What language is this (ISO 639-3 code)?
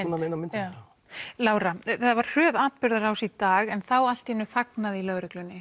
isl